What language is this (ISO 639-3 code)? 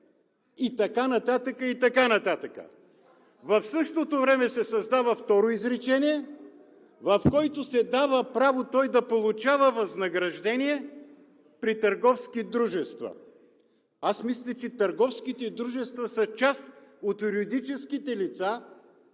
bul